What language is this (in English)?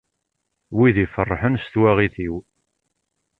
Kabyle